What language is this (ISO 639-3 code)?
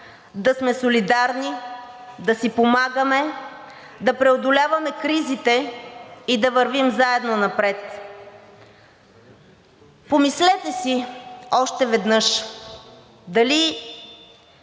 bul